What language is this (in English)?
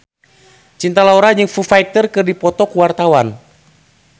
Sundanese